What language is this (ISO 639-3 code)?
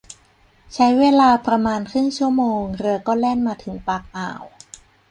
tha